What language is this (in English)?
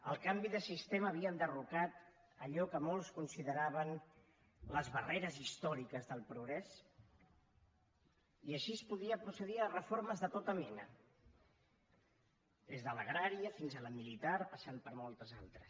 Catalan